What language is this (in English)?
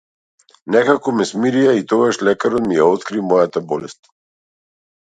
Macedonian